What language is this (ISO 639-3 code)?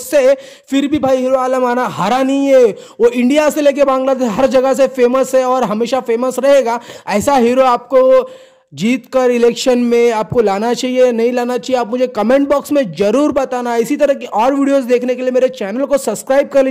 hin